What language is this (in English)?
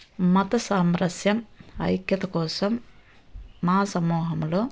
Telugu